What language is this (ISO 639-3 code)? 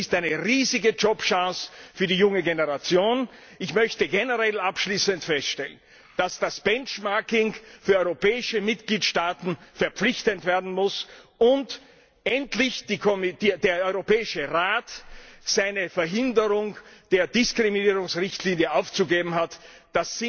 deu